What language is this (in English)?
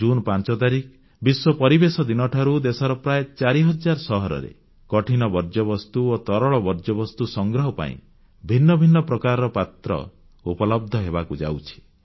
Odia